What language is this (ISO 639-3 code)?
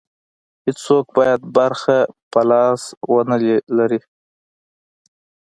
pus